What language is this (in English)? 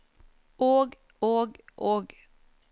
Norwegian